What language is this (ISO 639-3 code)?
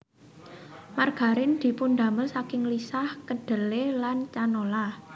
jav